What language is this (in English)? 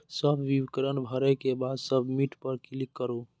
Maithili